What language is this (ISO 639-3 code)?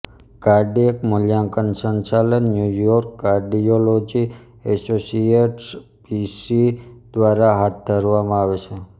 guj